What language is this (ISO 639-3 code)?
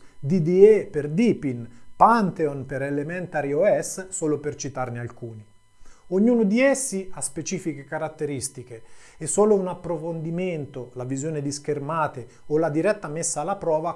ita